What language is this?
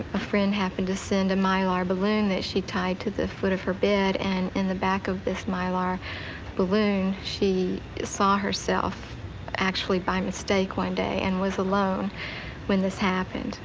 English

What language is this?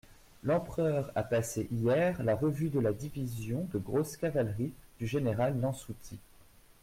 French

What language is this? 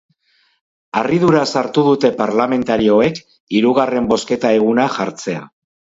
Basque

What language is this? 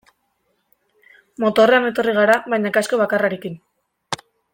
Basque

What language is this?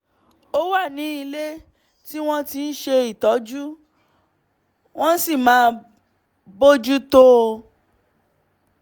Yoruba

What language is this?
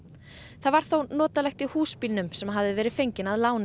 Icelandic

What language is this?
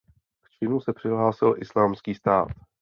Czech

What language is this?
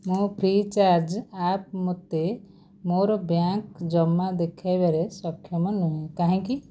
Odia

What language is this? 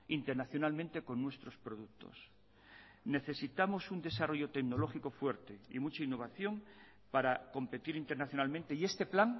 Spanish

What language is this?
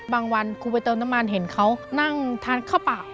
Thai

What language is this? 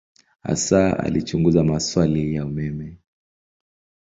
Swahili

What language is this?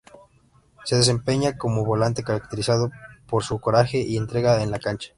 Spanish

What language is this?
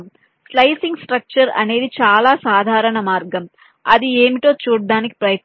Telugu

